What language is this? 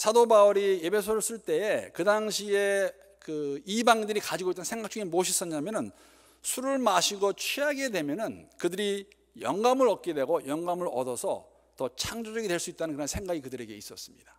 Korean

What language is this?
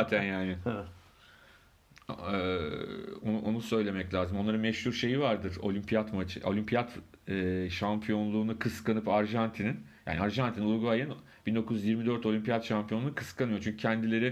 Turkish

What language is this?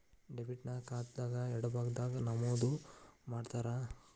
Kannada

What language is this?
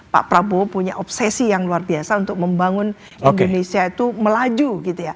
Indonesian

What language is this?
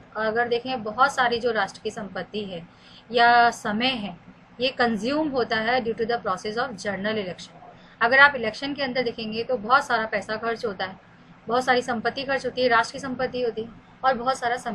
Hindi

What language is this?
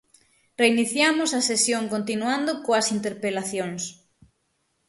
Galician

